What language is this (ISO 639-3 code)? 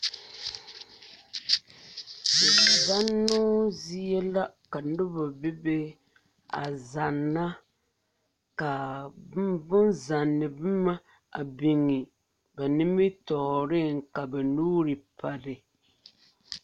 dga